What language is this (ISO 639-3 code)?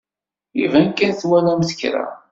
kab